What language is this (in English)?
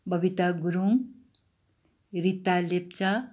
Nepali